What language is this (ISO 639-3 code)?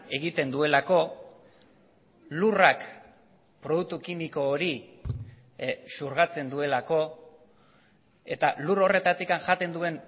eus